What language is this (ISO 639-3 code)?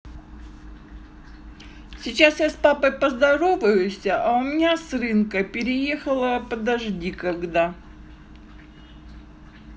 rus